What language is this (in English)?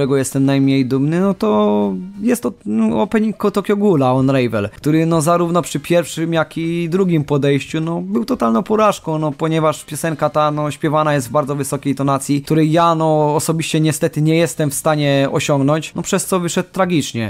Polish